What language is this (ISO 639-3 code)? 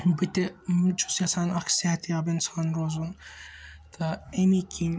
kas